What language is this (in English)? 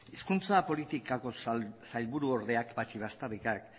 Basque